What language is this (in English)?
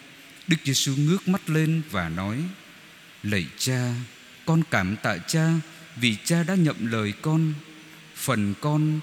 Vietnamese